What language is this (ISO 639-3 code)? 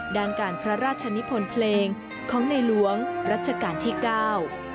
tha